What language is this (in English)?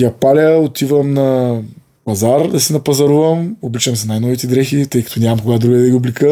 Bulgarian